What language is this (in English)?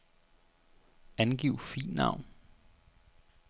Danish